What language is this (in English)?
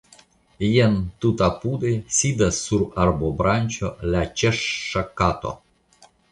Esperanto